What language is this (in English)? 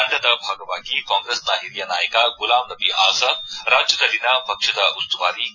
Kannada